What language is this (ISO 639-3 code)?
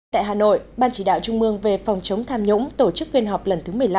vie